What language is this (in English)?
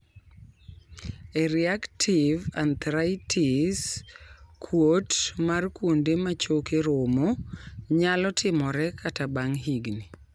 Luo (Kenya and Tanzania)